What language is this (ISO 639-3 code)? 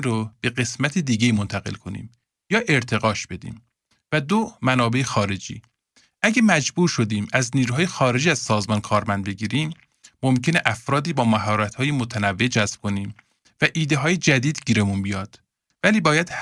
fas